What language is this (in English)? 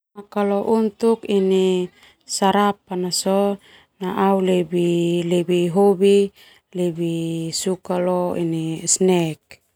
Termanu